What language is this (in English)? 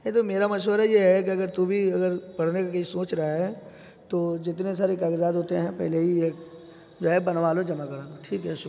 Urdu